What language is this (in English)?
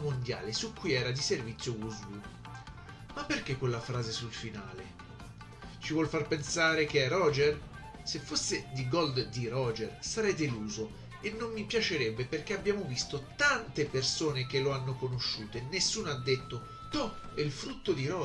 Italian